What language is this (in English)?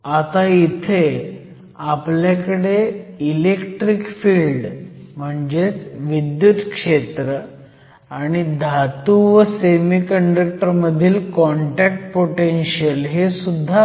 Marathi